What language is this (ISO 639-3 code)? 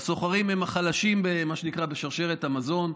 heb